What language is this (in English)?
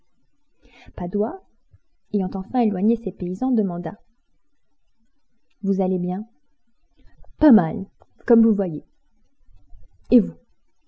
French